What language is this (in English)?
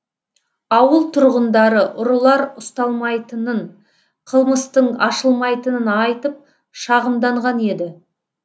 Kazakh